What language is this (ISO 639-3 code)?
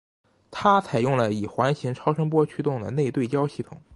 zho